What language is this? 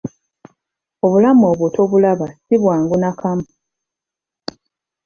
Ganda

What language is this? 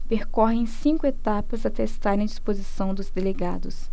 Portuguese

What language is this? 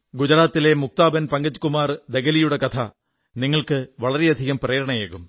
Malayalam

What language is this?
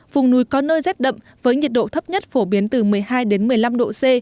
Vietnamese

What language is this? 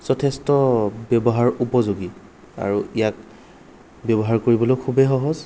Assamese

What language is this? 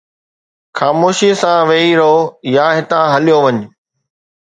Sindhi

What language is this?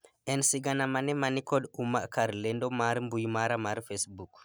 Luo (Kenya and Tanzania)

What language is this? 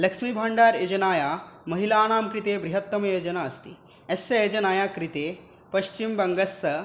Sanskrit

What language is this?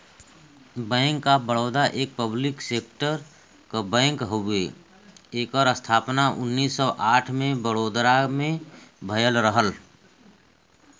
Bhojpuri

